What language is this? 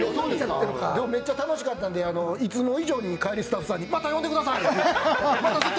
Japanese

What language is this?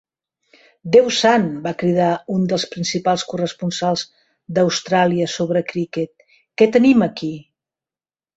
Catalan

